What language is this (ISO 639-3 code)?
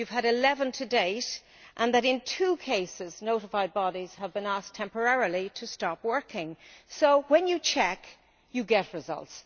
eng